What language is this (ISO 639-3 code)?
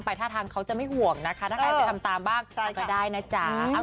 tha